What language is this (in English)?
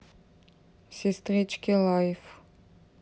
Russian